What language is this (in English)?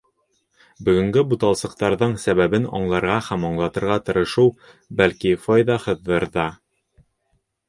Bashkir